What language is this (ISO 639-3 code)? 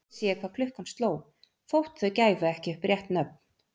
isl